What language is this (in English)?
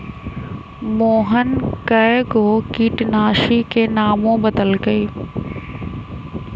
Magahi